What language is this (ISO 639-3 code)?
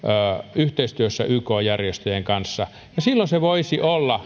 fin